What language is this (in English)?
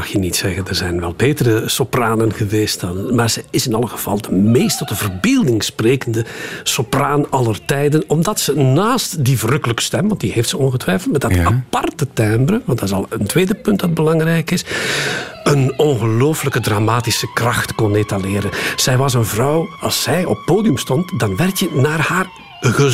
Dutch